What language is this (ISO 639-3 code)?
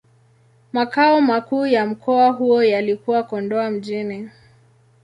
swa